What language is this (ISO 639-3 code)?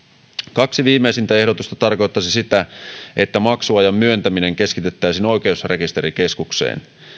fin